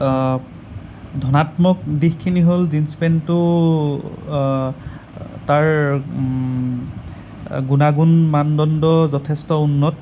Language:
Assamese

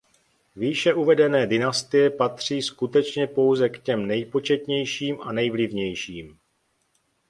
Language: Czech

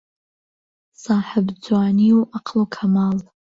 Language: Central Kurdish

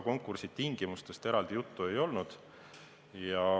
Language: Estonian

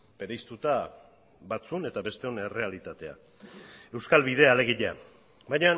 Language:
Basque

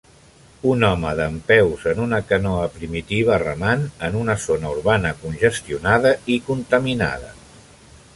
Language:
Catalan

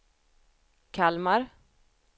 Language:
Swedish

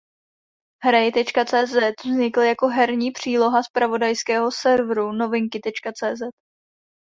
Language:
Czech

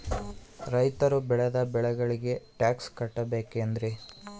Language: Kannada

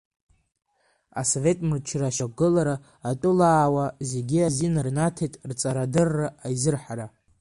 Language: Abkhazian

